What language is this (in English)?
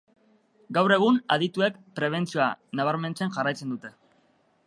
Basque